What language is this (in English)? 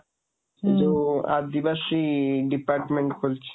Odia